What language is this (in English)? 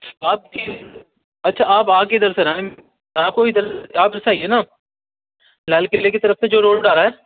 Urdu